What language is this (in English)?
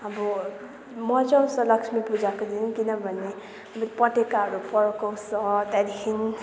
Nepali